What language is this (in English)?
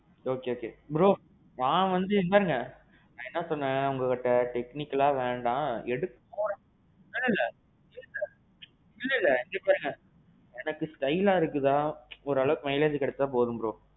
Tamil